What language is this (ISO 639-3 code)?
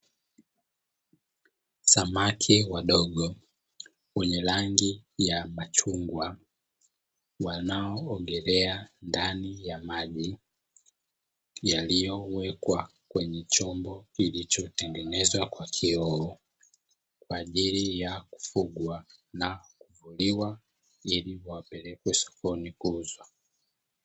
swa